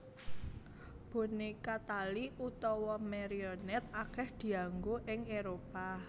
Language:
Javanese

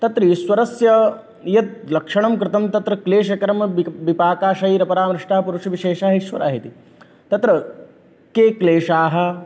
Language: Sanskrit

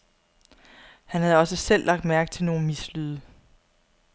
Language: Danish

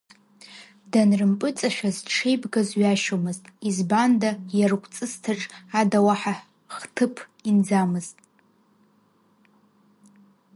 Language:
Abkhazian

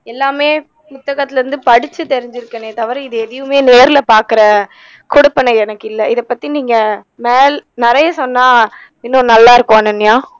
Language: Tamil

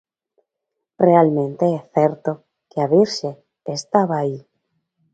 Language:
Galician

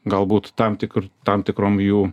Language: Lithuanian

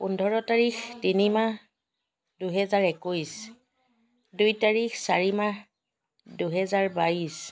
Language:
Assamese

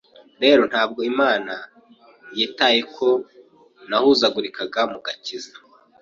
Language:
Kinyarwanda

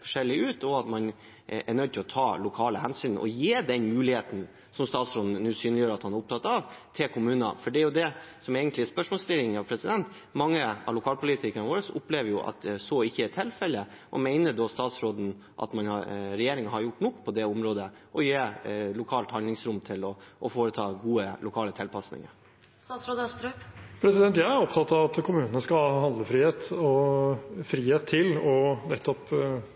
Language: Norwegian Bokmål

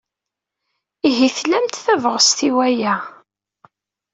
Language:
Kabyle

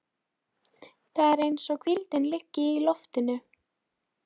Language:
Icelandic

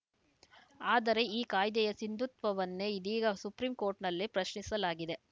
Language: Kannada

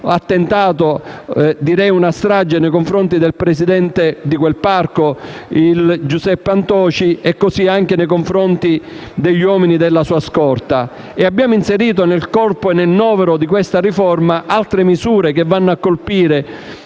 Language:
Italian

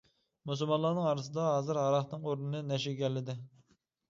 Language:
Uyghur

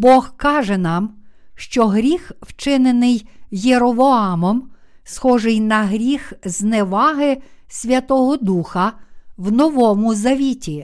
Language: Ukrainian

